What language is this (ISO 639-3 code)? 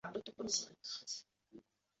zho